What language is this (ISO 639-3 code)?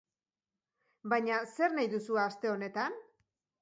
eus